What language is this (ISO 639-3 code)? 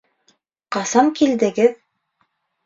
bak